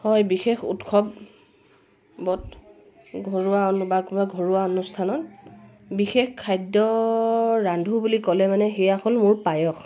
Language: Assamese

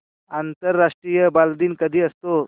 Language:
Marathi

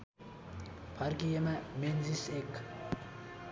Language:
Nepali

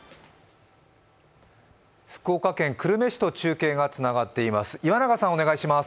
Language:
Japanese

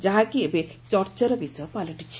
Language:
Odia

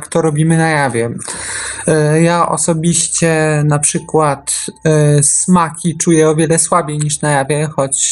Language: Polish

